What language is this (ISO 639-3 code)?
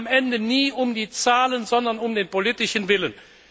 deu